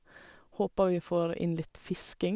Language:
Norwegian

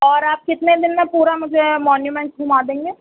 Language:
Urdu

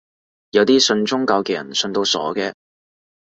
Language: Cantonese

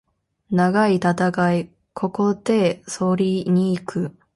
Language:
Japanese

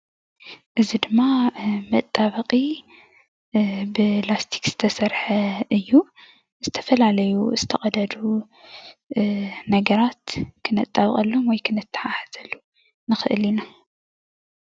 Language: Tigrinya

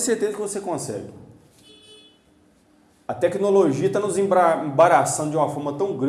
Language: Portuguese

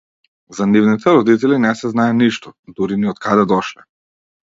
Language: Macedonian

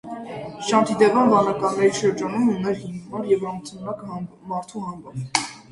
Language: Armenian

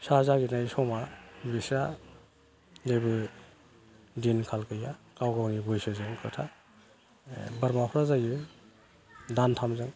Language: Bodo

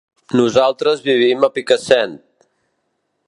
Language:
Catalan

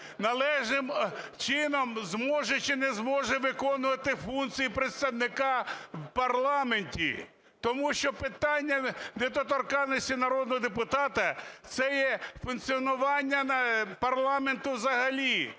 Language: Ukrainian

